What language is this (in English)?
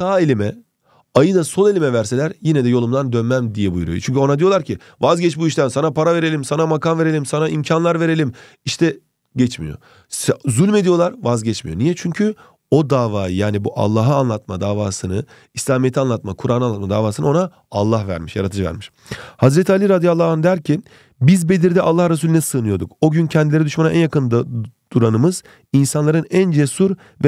Turkish